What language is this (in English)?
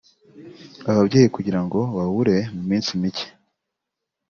Kinyarwanda